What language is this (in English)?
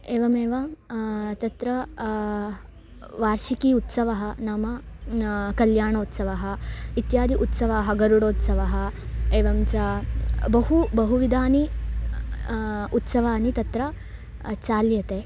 Sanskrit